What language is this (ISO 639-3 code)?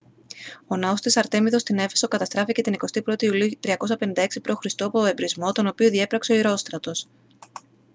ell